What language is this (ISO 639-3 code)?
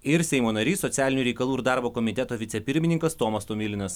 lit